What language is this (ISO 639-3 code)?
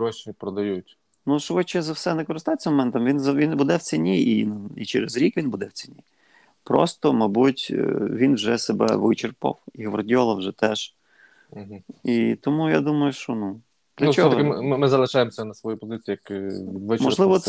ukr